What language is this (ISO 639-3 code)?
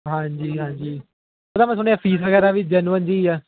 pan